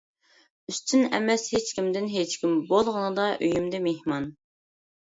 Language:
Uyghur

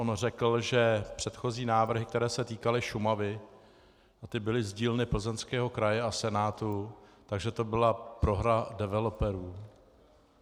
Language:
Czech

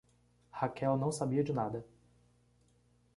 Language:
Portuguese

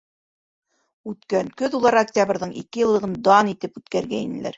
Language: Bashkir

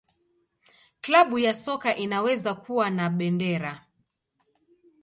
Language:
Swahili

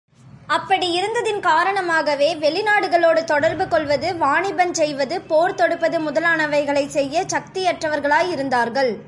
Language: Tamil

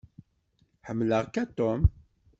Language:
Kabyle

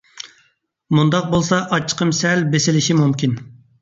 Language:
Uyghur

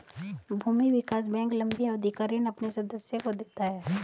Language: Hindi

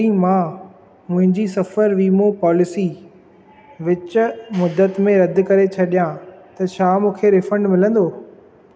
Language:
Sindhi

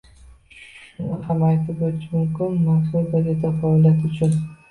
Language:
Uzbek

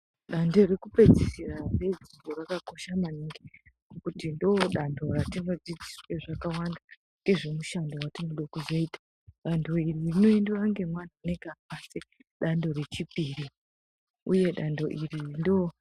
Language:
Ndau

